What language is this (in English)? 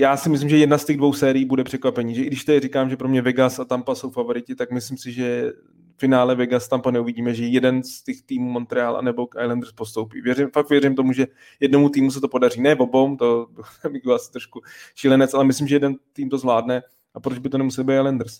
Czech